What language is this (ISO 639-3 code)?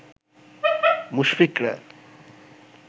ben